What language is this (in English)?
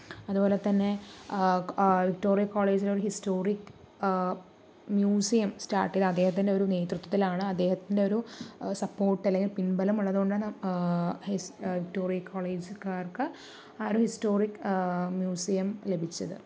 Malayalam